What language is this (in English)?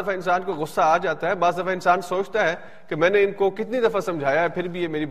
Urdu